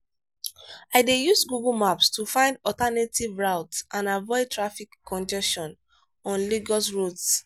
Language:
Nigerian Pidgin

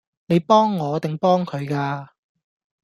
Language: Cantonese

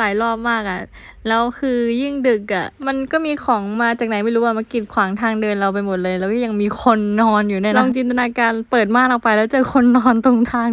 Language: Thai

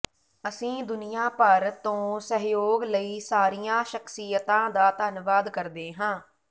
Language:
Punjabi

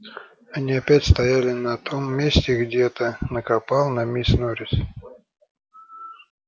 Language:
Russian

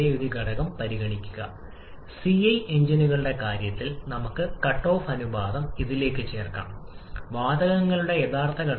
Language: Malayalam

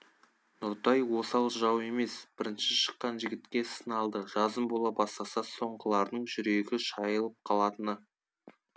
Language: Kazakh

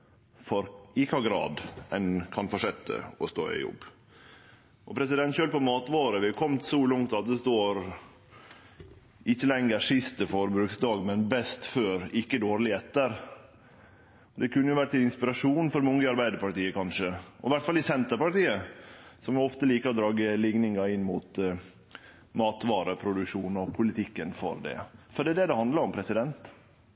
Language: Norwegian Nynorsk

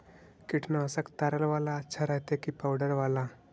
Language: Magahi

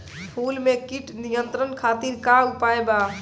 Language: Bhojpuri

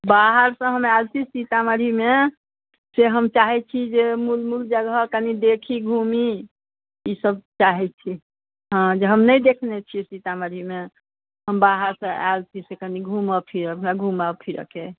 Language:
Maithili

